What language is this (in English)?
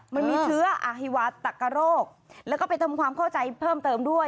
Thai